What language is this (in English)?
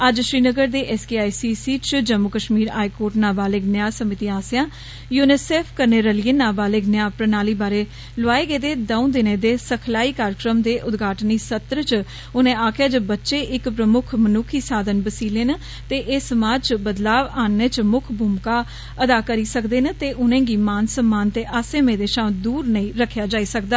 Dogri